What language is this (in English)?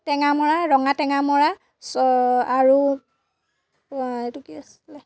Assamese